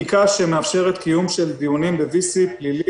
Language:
Hebrew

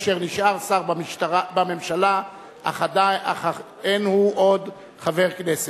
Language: Hebrew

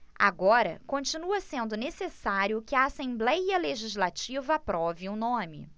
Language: Portuguese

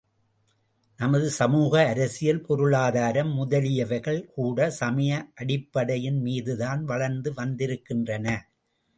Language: Tamil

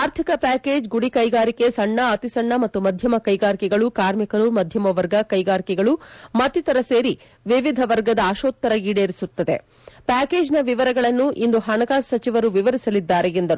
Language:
Kannada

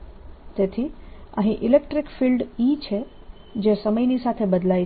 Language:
Gujarati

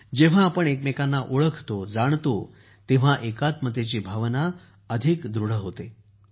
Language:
Marathi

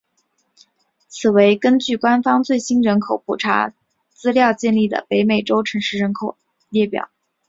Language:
Chinese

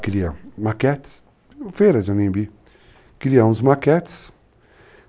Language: Portuguese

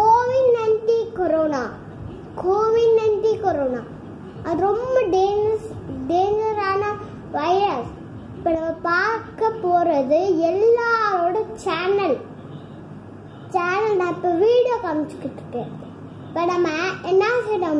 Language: Thai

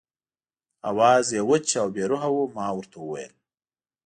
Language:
Pashto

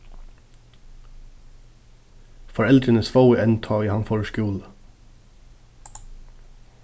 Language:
Faroese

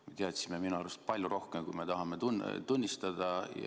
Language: Estonian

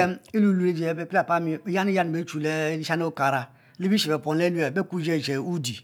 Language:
Mbe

